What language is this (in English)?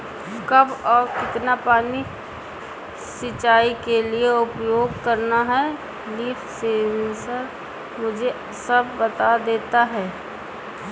Hindi